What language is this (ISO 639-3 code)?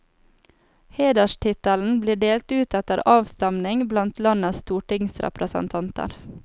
nor